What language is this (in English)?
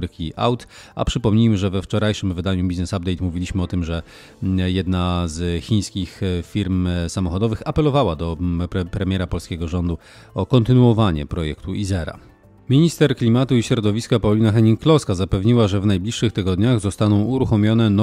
Polish